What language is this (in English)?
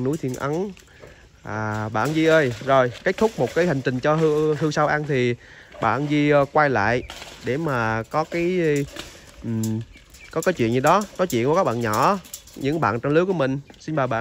Vietnamese